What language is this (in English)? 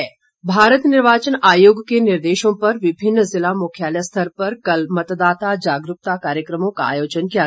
Hindi